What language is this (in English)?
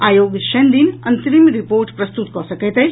Maithili